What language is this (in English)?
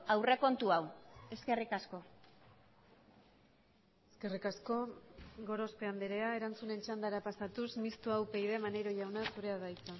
Basque